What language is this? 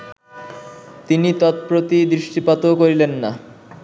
Bangla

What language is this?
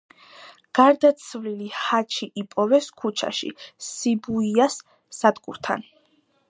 Georgian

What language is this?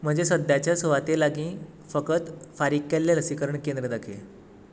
Konkani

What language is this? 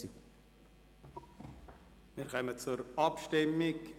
Swiss German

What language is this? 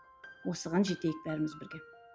Kazakh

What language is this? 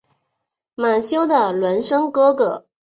Chinese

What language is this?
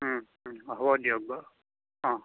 Assamese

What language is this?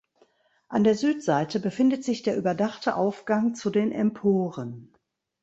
German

